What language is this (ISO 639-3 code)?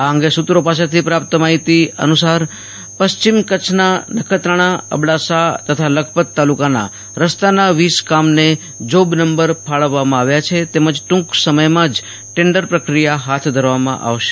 guj